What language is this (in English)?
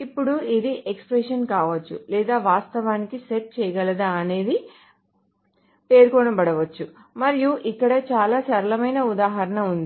Telugu